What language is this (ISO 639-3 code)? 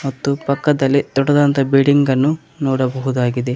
kan